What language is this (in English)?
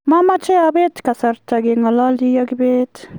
Kalenjin